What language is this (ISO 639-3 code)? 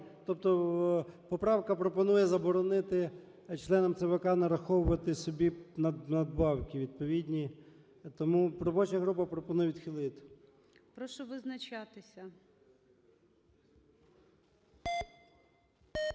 ukr